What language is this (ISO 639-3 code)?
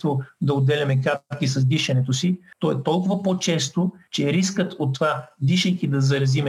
bul